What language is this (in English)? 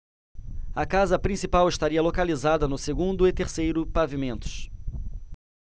Portuguese